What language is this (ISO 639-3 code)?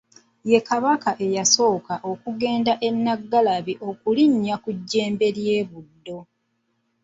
lug